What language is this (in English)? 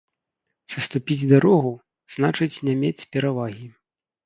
Belarusian